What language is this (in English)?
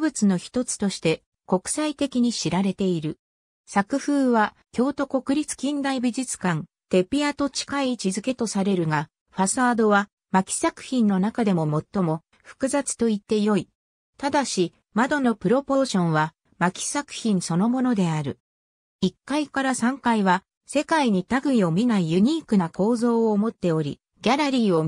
Japanese